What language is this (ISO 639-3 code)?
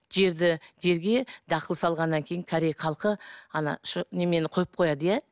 kaz